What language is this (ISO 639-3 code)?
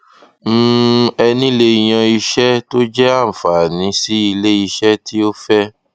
yor